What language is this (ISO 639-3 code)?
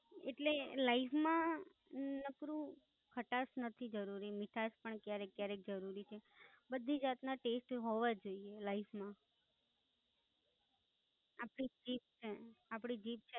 guj